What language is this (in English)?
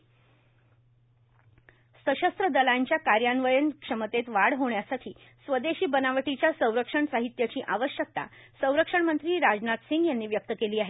Marathi